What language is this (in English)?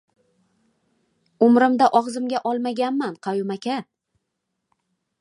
Uzbek